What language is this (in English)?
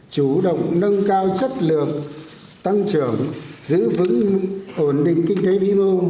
Vietnamese